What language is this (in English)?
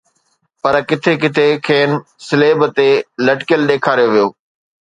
Sindhi